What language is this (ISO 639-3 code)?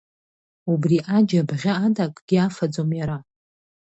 abk